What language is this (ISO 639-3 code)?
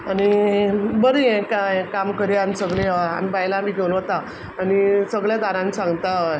kok